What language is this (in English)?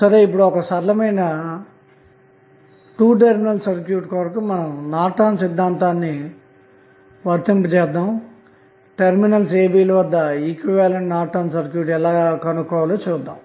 Telugu